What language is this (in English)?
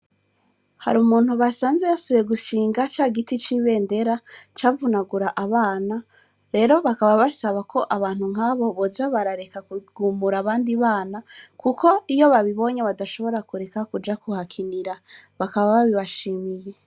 Rundi